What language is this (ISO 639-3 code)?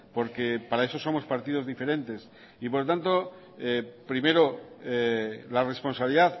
spa